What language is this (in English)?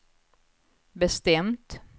Swedish